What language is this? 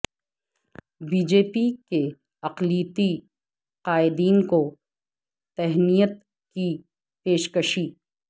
Urdu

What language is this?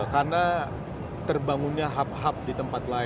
Indonesian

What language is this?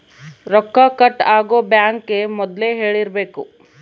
Kannada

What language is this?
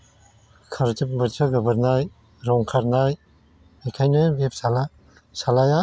Bodo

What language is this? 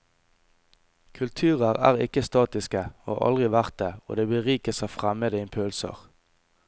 Norwegian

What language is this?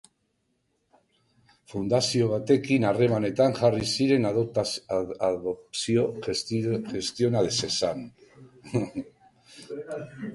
Basque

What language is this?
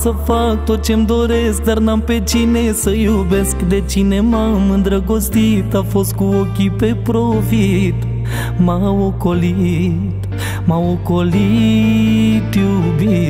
Romanian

